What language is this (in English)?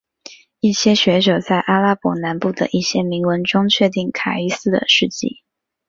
Chinese